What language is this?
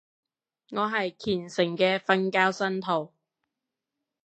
Cantonese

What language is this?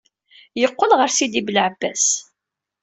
Kabyle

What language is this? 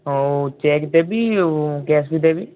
Odia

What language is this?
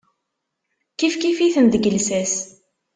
Kabyle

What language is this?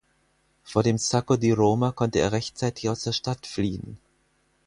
German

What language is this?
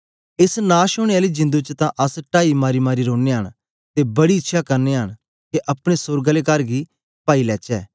Dogri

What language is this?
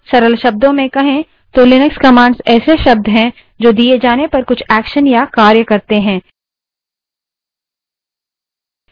Hindi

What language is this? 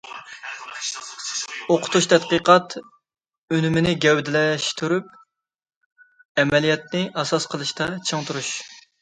Uyghur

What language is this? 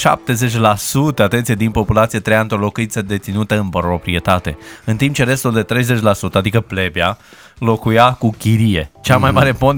Romanian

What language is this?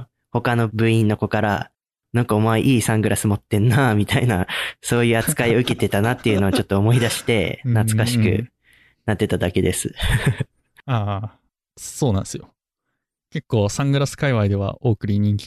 Japanese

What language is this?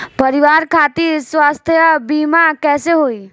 Bhojpuri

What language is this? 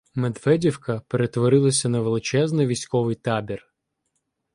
Ukrainian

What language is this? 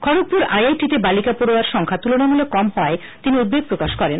Bangla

